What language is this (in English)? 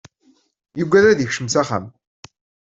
Kabyle